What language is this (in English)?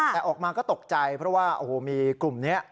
Thai